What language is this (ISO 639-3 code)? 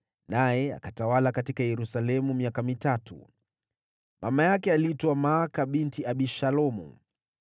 swa